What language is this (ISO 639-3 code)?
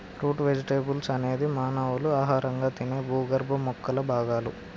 tel